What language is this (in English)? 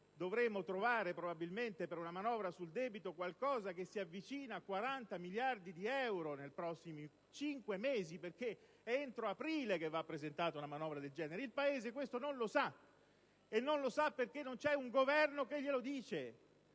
Italian